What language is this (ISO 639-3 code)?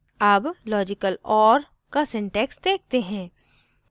hin